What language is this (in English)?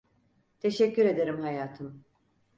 Turkish